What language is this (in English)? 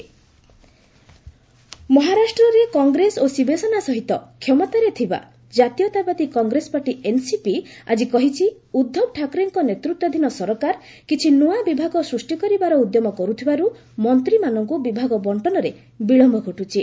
Odia